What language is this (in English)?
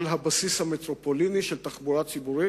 Hebrew